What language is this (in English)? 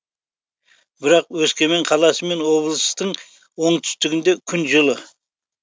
Kazakh